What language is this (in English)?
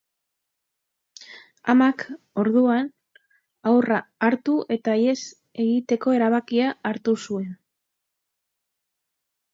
Basque